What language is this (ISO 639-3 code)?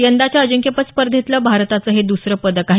mar